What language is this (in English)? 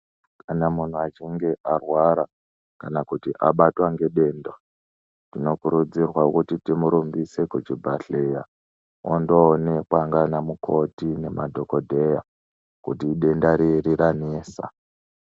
Ndau